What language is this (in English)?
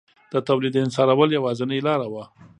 Pashto